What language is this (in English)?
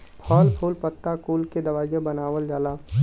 Bhojpuri